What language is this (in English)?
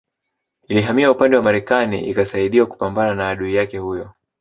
Swahili